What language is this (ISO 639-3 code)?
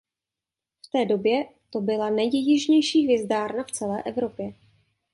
ces